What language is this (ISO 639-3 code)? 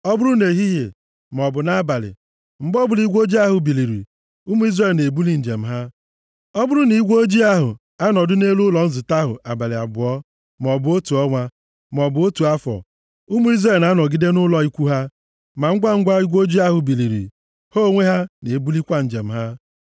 ibo